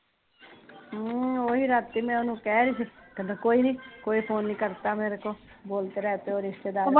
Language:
Punjabi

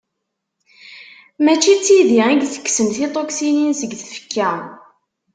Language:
Kabyle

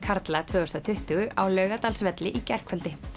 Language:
Icelandic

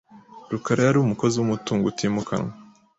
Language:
Kinyarwanda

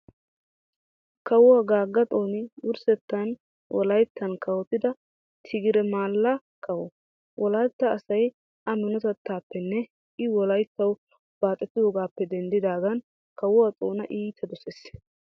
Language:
Wolaytta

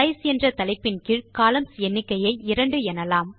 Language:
Tamil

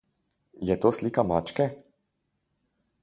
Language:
Slovenian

